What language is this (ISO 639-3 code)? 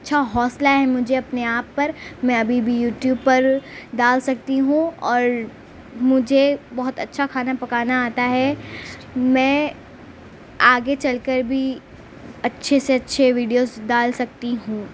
urd